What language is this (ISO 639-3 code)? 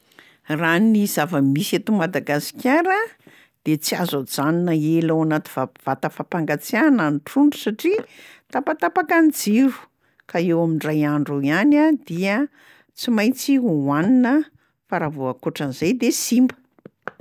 mlg